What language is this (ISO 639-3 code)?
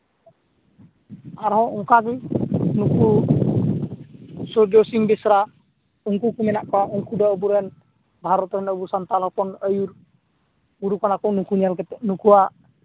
sat